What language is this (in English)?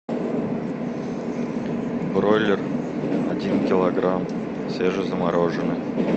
Russian